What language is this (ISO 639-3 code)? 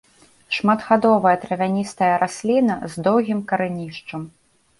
bel